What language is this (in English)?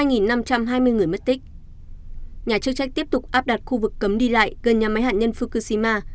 Vietnamese